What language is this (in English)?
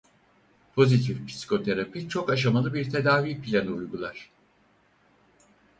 Turkish